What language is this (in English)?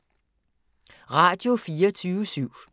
Danish